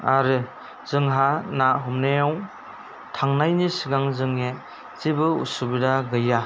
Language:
Bodo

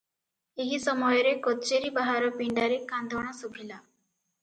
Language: Odia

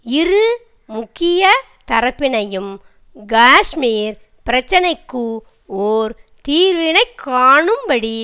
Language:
Tamil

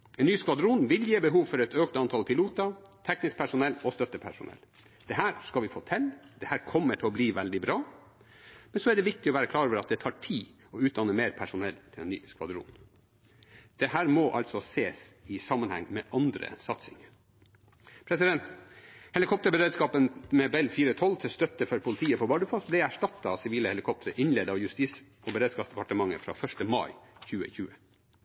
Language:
Norwegian Bokmål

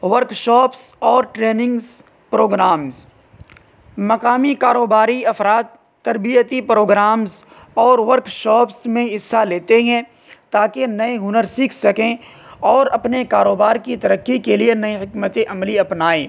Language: Urdu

